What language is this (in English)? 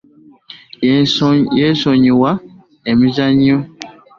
Ganda